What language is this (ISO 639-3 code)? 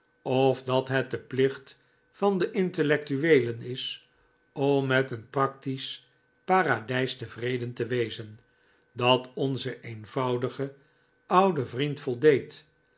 nld